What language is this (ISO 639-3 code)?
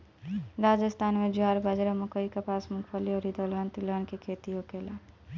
bho